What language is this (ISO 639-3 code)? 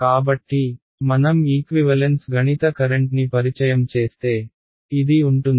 tel